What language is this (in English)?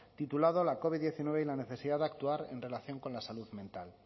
Spanish